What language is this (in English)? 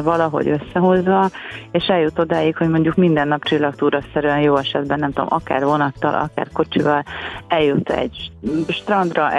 Hungarian